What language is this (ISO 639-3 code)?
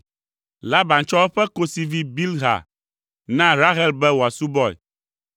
ewe